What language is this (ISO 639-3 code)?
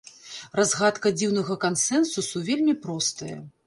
bel